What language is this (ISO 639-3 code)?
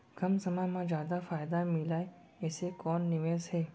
hne